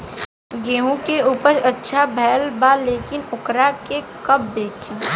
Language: Bhojpuri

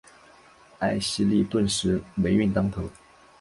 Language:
Chinese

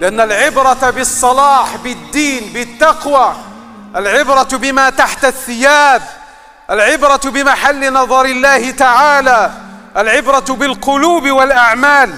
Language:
Arabic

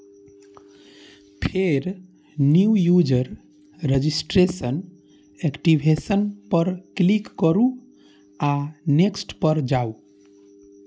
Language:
Maithili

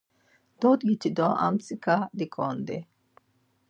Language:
Laz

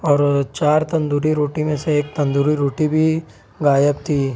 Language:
Urdu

